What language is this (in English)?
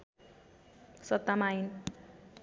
Nepali